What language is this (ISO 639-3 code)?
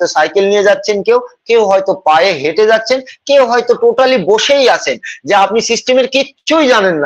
ben